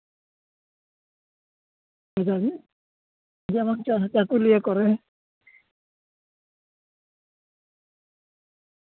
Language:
Santali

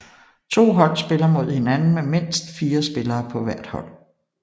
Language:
Danish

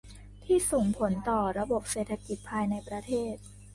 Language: Thai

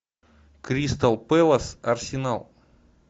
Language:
Russian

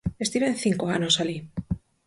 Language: Galician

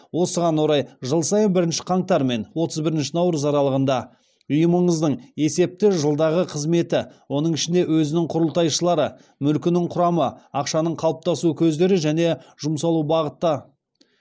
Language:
Kazakh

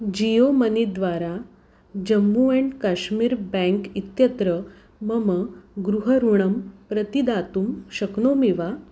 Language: Sanskrit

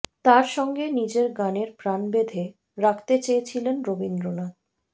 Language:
Bangla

